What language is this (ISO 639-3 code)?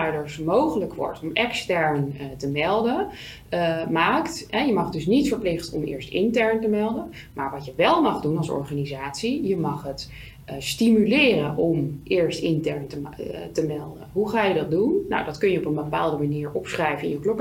nld